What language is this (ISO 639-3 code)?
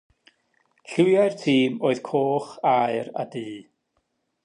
cym